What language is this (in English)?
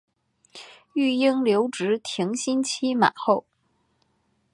Chinese